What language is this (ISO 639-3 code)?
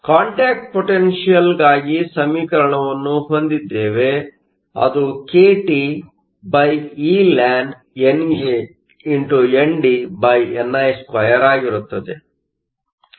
kan